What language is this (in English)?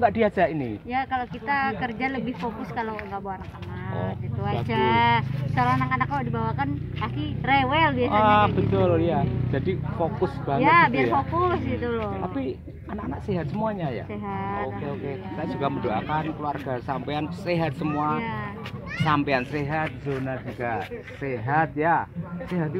Indonesian